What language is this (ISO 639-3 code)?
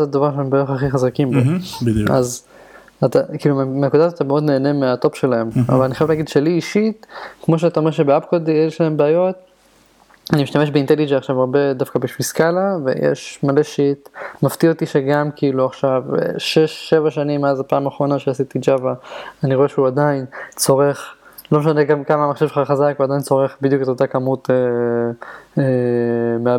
heb